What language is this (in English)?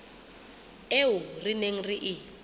Southern Sotho